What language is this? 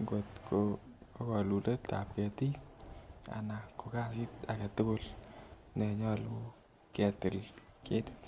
Kalenjin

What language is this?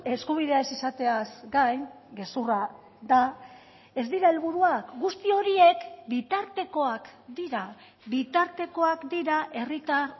Basque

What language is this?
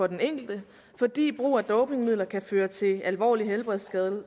Danish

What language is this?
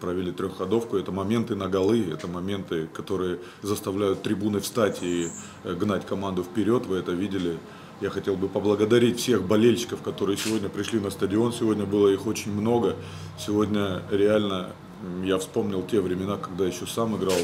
Russian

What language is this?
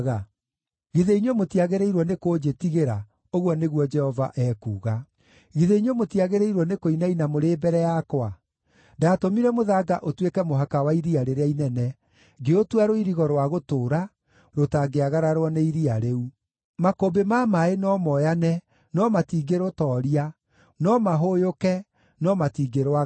Kikuyu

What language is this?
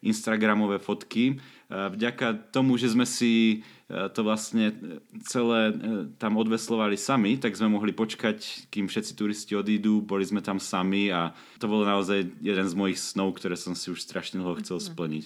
Slovak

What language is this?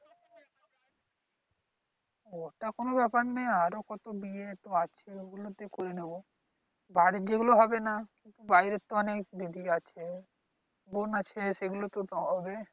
Bangla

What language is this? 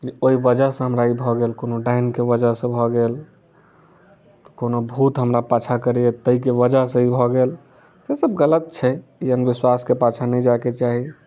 Maithili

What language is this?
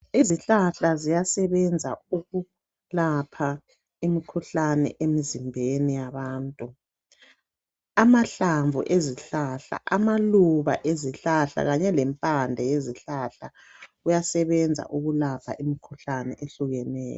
North Ndebele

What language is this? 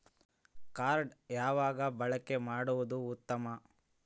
Kannada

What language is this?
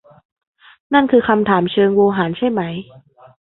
Thai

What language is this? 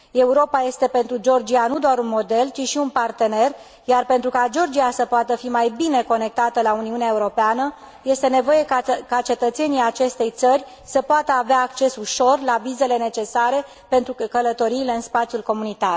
Romanian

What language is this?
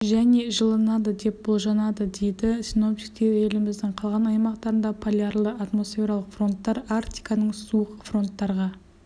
Kazakh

